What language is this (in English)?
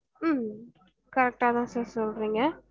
Tamil